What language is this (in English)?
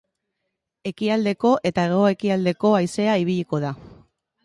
Basque